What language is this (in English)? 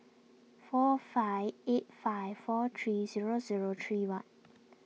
English